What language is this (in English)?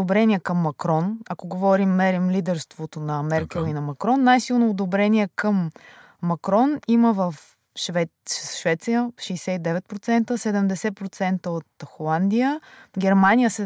Bulgarian